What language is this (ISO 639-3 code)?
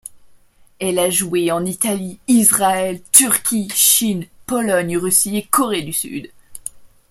fra